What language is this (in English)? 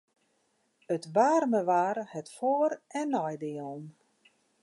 Western Frisian